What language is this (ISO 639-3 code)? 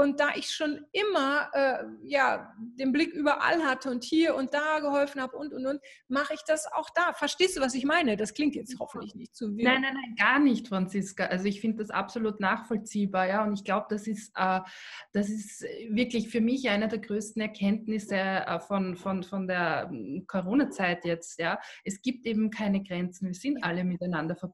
deu